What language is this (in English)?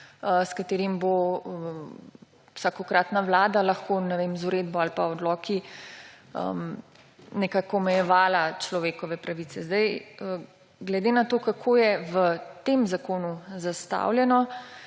Slovenian